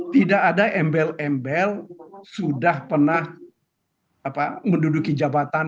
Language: Indonesian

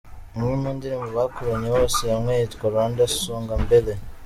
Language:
Kinyarwanda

